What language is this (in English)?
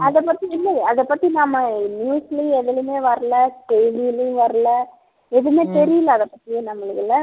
Tamil